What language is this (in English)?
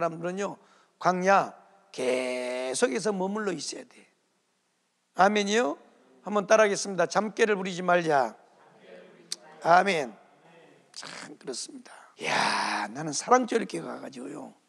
Korean